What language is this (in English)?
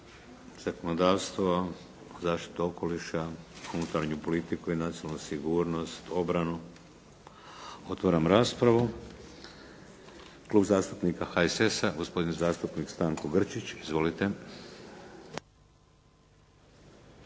Croatian